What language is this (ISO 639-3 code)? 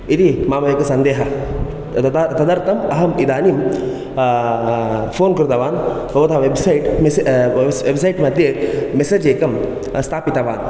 san